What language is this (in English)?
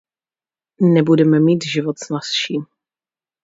Czech